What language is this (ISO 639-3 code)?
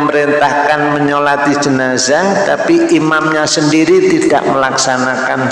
ind